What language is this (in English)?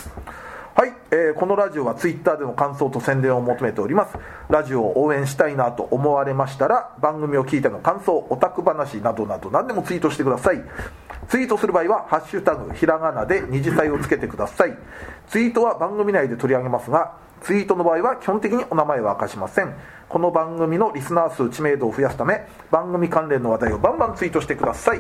Japanese